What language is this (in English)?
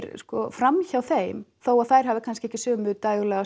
Icelandic